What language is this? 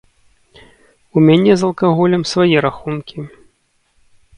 Belarusian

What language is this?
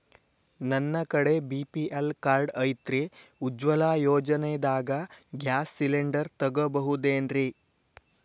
Kannada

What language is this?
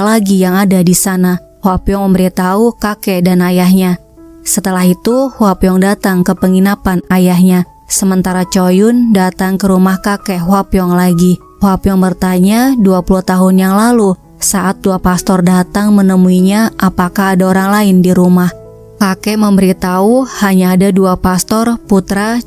Indonesian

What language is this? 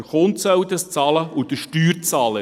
Swiss German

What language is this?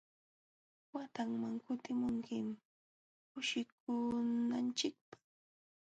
Jauja Wanca Quechua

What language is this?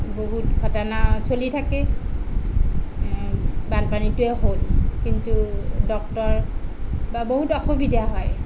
Assamese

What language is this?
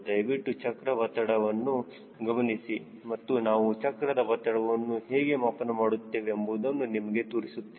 Kannada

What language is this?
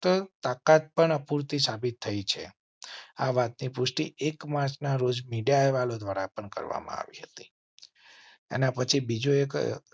Gujarati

